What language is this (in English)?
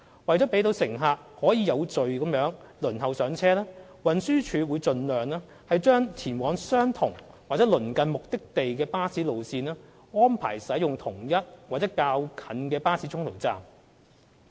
Cantonese